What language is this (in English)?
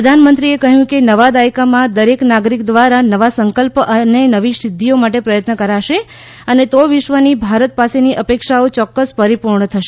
Gujarati